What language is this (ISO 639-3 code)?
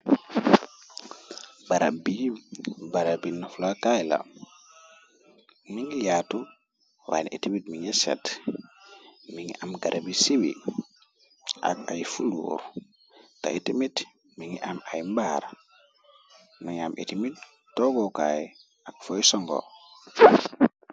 wol